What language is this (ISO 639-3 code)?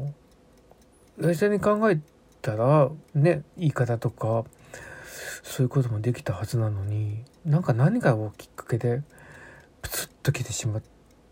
jpn